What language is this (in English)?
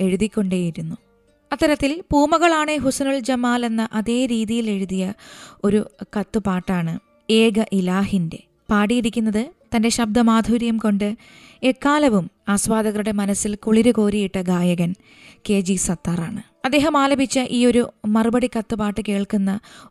Malayalam